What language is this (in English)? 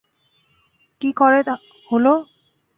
Bangla